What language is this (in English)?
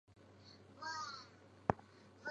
Chinese